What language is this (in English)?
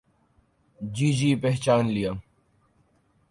Urdu